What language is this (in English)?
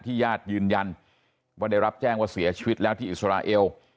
Thai